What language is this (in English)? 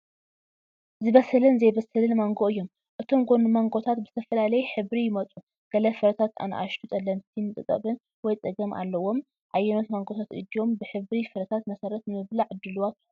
Tigrinya